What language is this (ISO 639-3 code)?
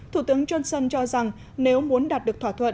vie